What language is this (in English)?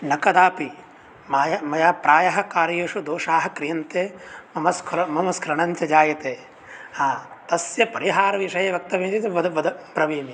Sanskrit